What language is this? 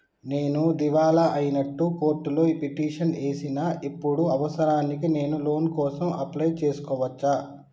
Telugu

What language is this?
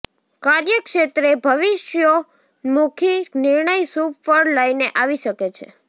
Gujarati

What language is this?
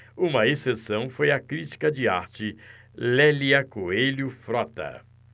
Portuguese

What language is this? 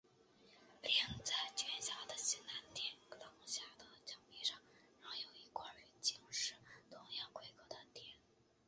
Chinese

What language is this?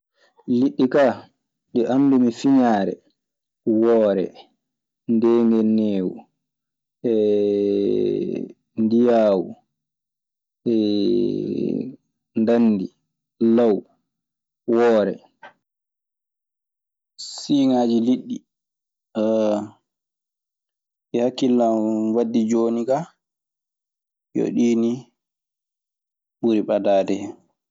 Maasina Fulfulde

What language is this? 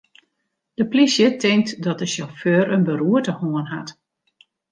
Western Frisian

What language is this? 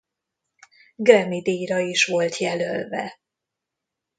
Hungarian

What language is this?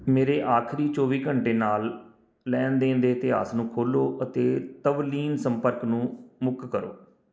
Punjabi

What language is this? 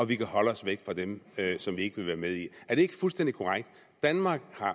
Danish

